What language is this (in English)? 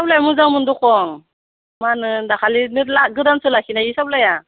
Bodo